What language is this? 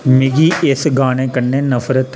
Dogri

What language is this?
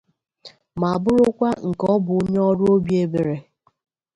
Igbo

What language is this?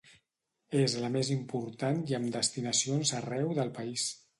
Catalan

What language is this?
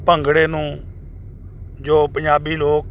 Punjabi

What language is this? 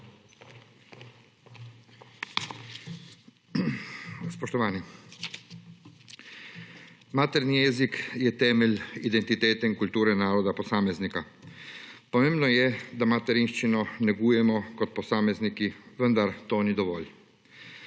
Slovenian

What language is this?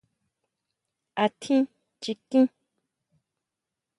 Huautla Mazatec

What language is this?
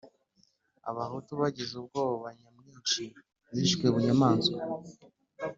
Kinyarwanda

